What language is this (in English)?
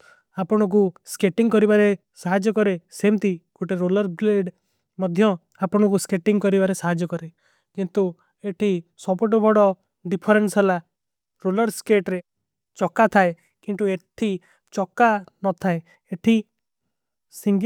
Kui (India)